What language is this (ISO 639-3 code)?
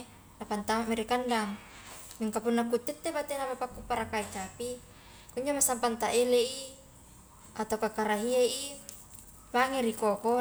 kjk